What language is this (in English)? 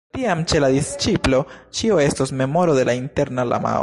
Esperanto